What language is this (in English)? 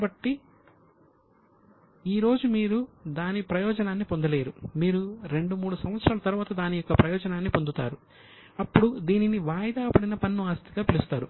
Telugu